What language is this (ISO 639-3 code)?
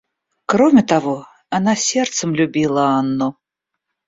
rus